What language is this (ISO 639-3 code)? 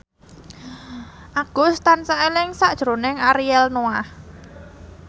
jav